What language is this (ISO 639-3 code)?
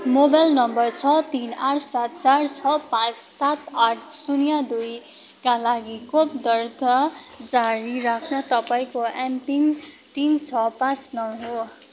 nep